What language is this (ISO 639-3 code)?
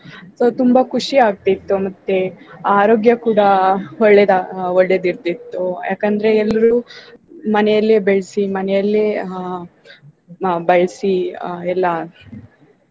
kan